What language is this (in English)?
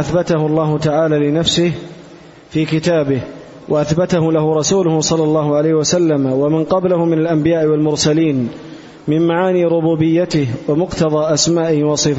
Arabic